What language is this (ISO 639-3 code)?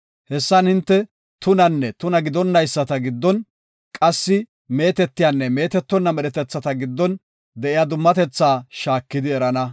gof